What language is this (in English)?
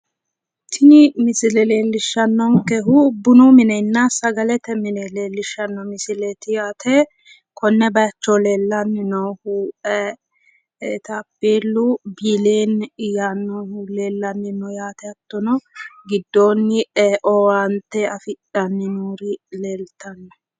Sidamo